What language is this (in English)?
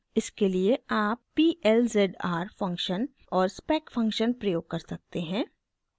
Hindi